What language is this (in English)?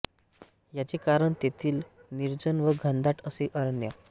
Marathi